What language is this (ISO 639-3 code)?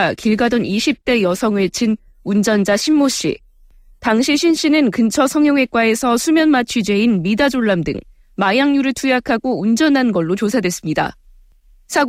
kor